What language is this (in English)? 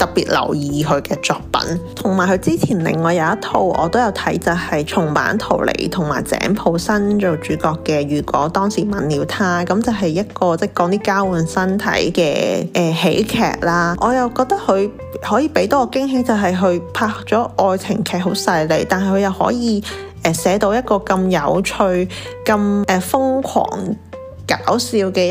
Chinese